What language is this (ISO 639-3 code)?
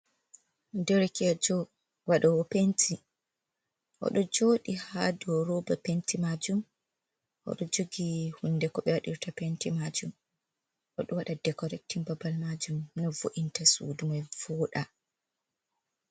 ful